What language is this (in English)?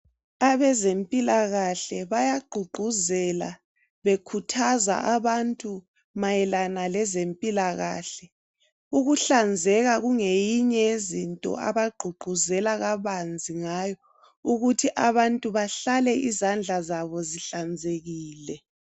North Ndebele